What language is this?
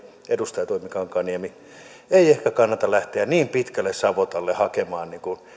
Finnish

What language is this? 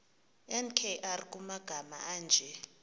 Xhosa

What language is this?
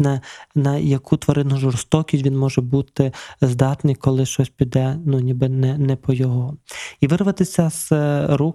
Ukrainian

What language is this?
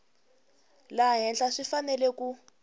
Tsonga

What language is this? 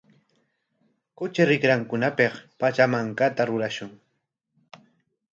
Corongo Ancash Quechua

